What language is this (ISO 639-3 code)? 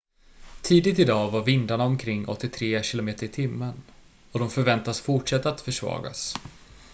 swe